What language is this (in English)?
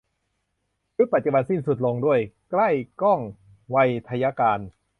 Thai